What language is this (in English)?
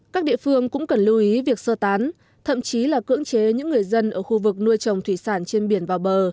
Vietnamese